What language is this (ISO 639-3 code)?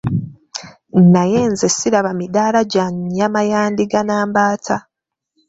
lug